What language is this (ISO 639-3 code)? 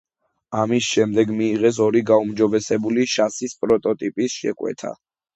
kat